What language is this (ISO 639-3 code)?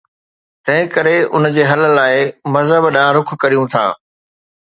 snd